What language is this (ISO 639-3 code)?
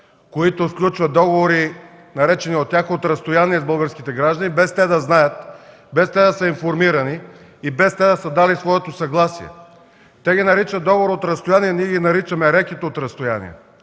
bul